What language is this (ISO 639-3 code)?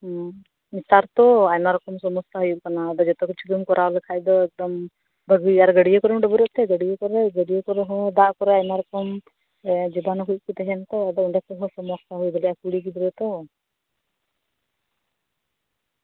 sat